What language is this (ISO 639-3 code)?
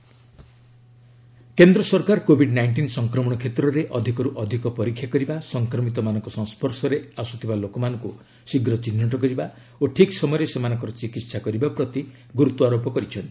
ori